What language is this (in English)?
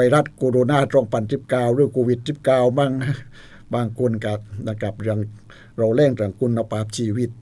Thai